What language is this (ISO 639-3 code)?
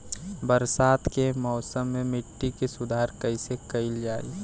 bho